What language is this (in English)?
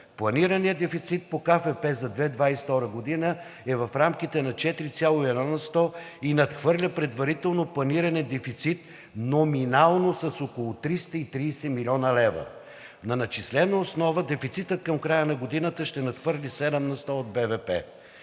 Bulgarian